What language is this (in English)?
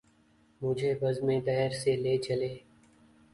Urdu